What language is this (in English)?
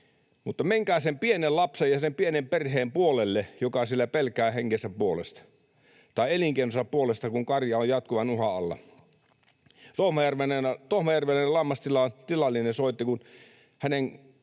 Finnish